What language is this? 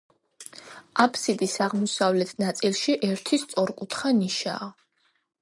Georgian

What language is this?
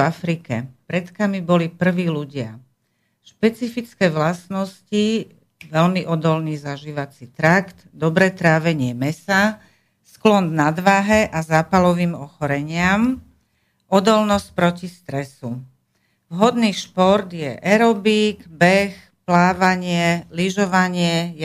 Slovak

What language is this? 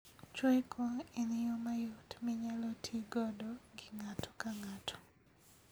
Luo (Kenya and Tanzania)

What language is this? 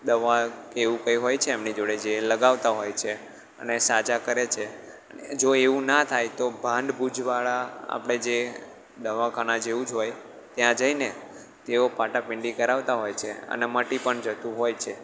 Gujarati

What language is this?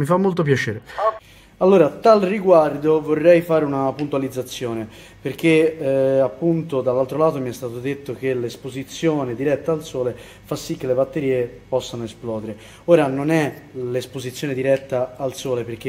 Italian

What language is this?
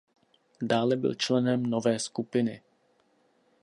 Czech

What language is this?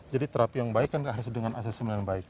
Indonesian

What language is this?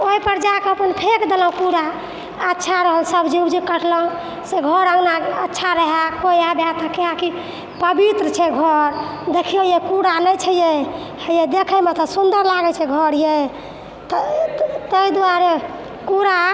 Maithili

